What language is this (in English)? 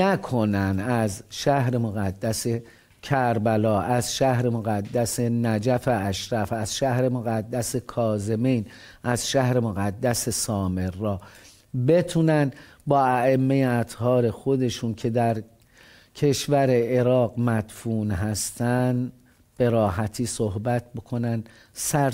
Persian